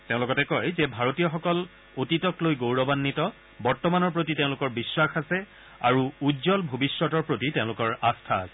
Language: Assamese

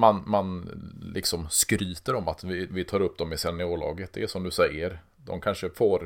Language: Swedish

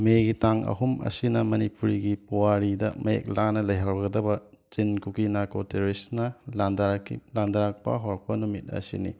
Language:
Manipuri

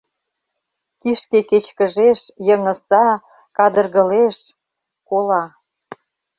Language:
Mari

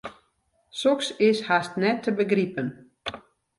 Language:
Western Frisian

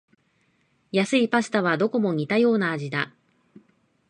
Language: Japanese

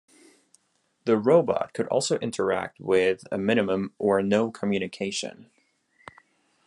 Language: English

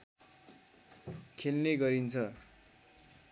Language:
Nepali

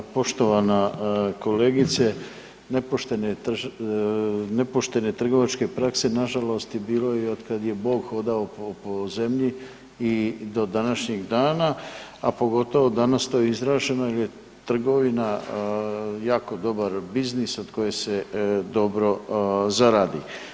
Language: Croatian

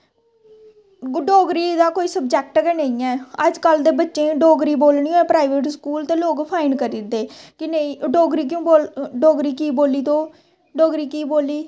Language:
Dogri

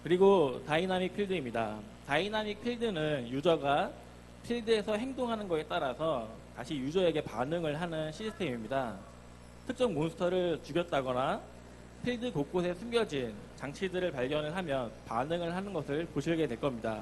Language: Korean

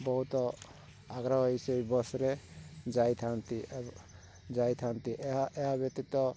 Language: Odia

